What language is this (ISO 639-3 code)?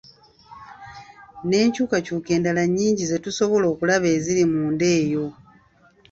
lug